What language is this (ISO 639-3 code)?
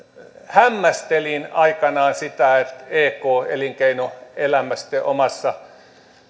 fin